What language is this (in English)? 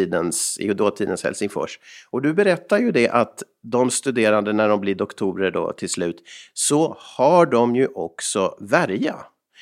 Swedish